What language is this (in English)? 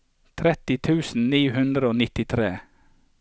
Norwegian